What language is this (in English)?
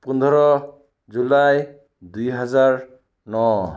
Assamese